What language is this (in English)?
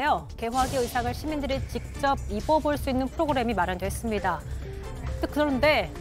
Korean